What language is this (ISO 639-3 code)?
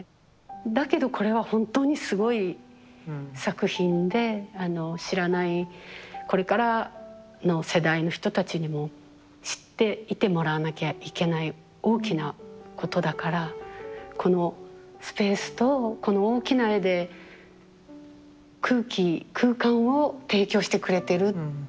jpn